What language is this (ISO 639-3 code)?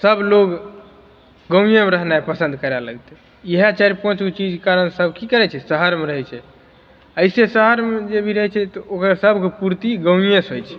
mai